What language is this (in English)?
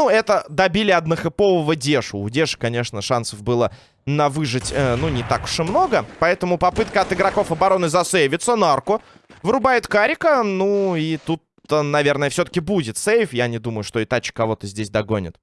Russian